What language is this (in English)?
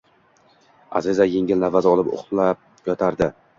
Uzbek